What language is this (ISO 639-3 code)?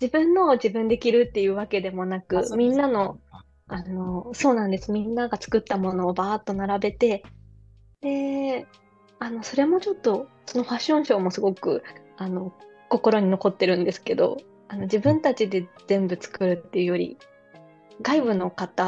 jpn